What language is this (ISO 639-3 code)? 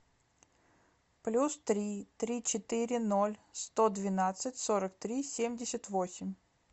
rus